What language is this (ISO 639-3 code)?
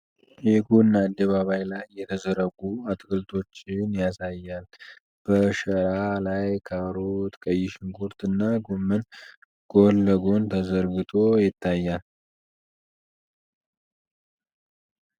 amh